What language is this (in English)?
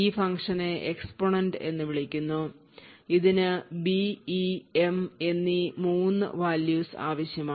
Malayalam